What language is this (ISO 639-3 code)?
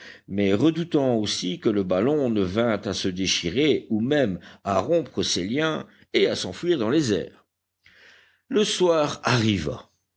fra